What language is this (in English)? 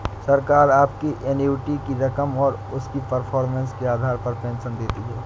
Hindi